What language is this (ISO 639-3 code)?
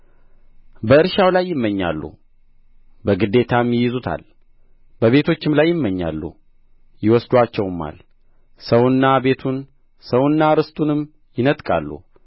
amh